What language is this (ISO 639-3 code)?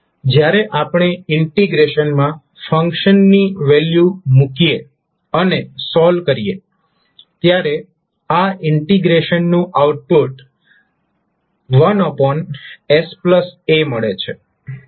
guj